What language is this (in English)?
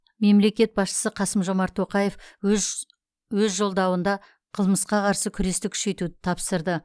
Kazakh